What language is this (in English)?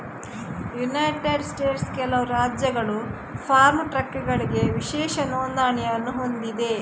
Kannada